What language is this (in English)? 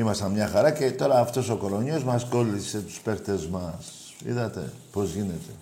Greek